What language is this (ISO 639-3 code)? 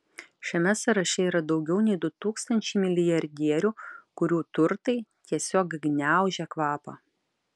lit